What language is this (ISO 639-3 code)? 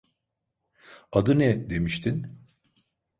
tur